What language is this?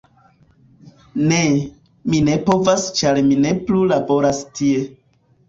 Esperanto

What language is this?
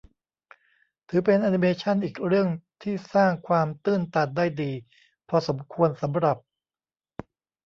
Thai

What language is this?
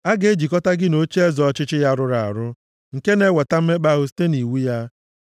Igbo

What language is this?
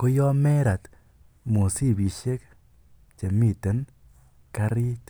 Kalenjin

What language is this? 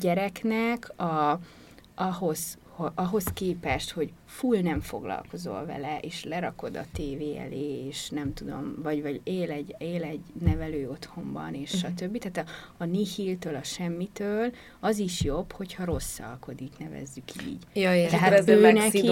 Hungarian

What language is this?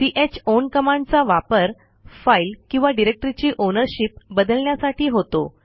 Marathi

